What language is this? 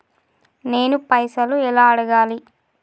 Telugu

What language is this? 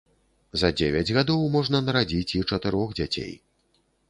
Belarusian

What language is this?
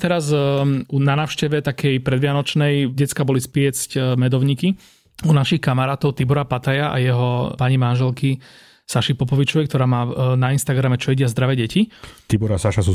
Slovak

